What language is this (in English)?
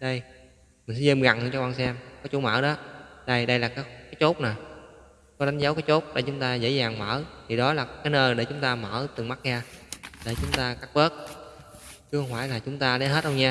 Vietnamese